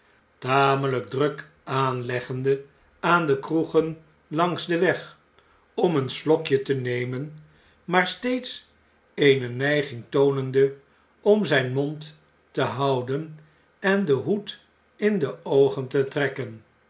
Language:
Dutch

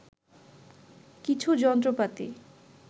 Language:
Bangla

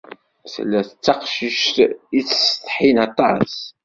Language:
Kabyle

